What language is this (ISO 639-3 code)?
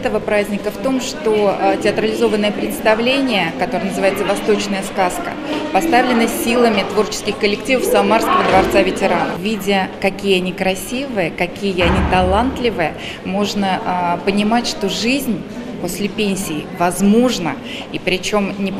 rus